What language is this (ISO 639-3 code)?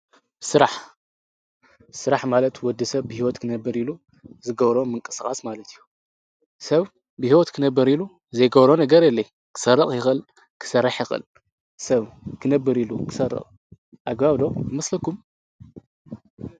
tir